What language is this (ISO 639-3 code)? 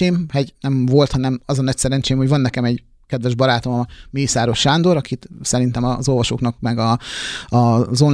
hun